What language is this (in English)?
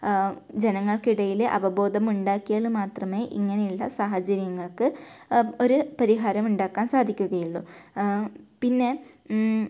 Malayalam